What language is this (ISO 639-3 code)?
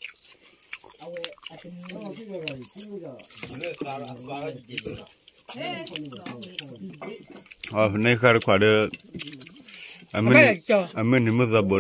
tha